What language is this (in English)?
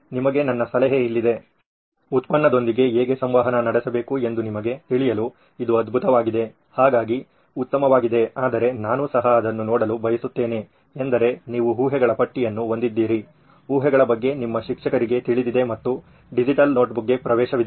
Kannada